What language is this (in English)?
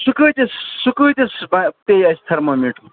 Kashmiri